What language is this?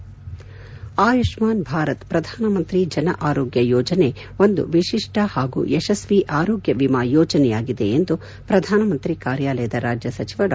Kannada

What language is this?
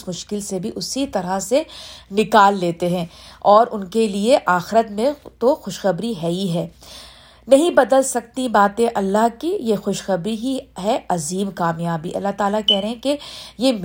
Urdu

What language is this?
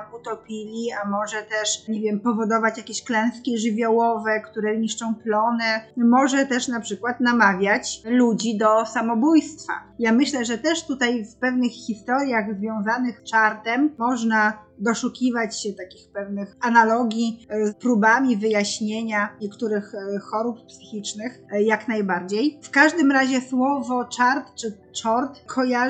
Polish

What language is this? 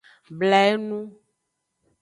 Aja (Benin)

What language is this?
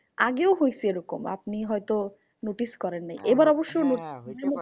Bangla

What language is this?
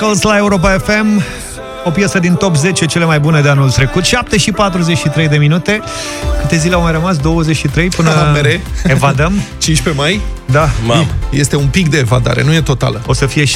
Romanian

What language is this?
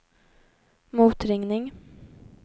Swedish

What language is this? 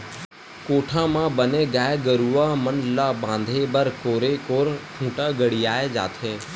Chhattisgarhi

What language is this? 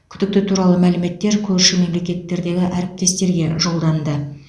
Kazakh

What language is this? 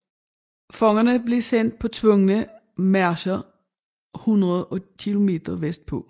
Danish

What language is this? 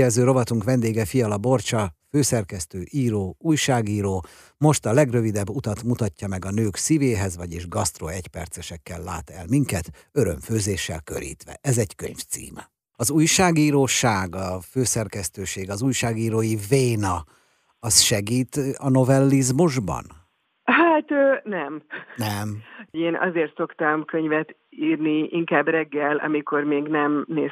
Hungarian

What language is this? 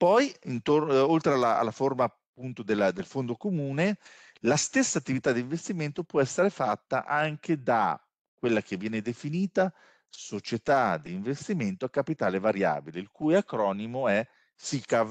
Italian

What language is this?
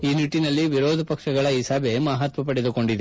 Kannada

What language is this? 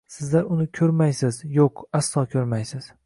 Uzbek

